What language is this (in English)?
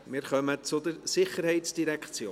Swiss German